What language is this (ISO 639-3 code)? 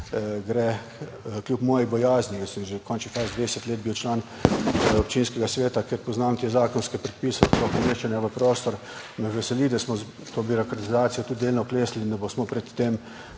slv